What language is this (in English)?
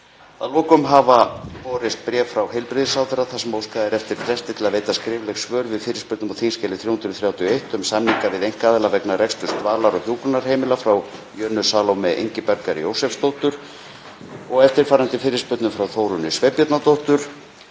Icelandic